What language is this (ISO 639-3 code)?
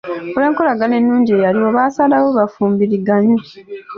lug